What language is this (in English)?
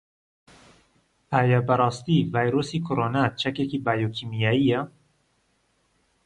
Central Kurdish